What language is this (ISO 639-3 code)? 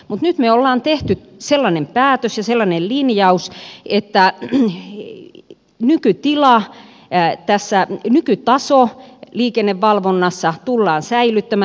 fin